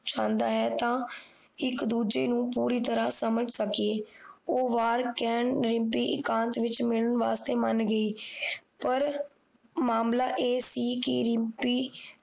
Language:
Punjabi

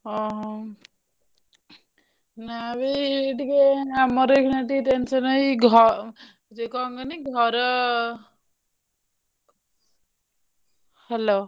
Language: Odia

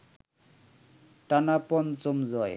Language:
Bangla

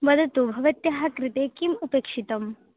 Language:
Sanskrit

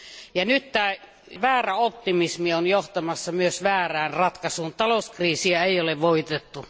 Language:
Finnish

